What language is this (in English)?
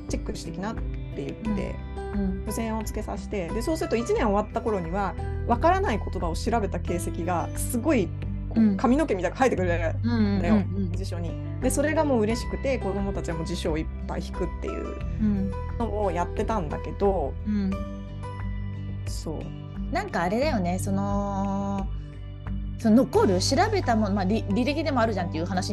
Japanese